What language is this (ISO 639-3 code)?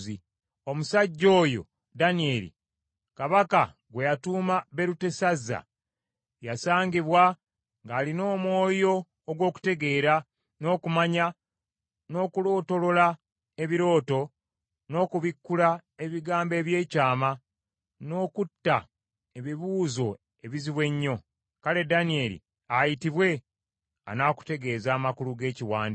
lug